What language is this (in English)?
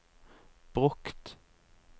Norwegian